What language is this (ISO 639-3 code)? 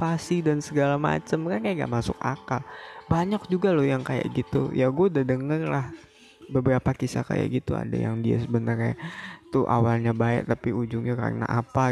ind